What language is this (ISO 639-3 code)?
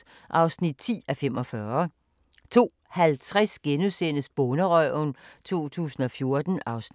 dan